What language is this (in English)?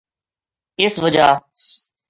Gujari